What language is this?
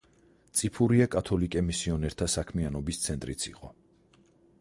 Georgian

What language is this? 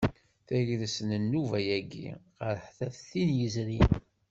Kabyle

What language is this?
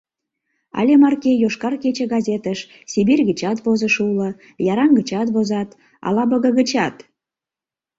Mari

